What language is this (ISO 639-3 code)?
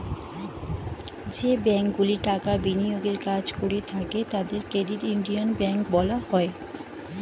ben